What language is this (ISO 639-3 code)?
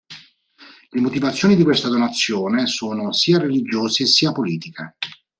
ita